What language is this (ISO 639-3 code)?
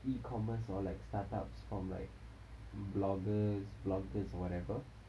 eng